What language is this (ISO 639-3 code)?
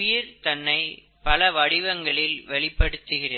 tam